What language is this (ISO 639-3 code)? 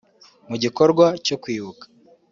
kin